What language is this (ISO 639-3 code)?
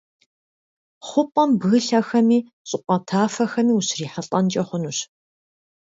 kbd